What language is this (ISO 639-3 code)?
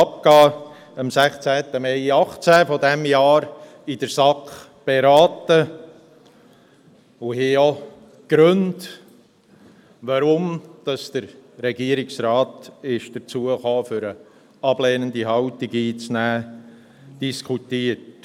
gsw